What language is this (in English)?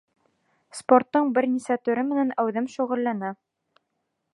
Bashkir